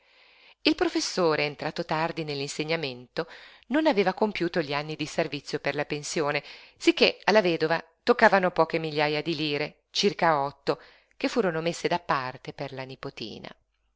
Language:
Italian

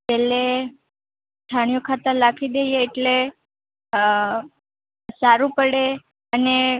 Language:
Gujarati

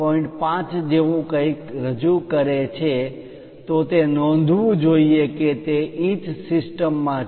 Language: Gujarati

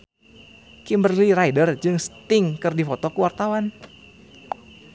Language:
Sundanese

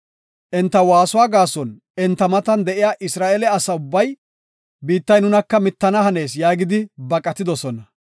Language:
Gofa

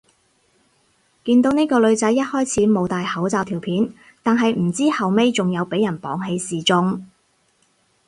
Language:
Cantonese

